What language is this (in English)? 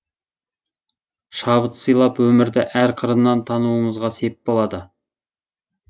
Kazakh